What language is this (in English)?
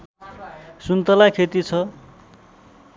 Nepali